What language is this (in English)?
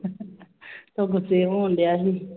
Punjabi